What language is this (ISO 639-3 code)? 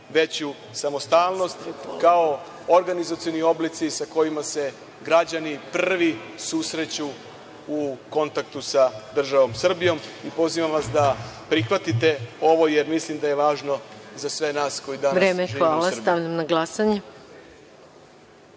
srp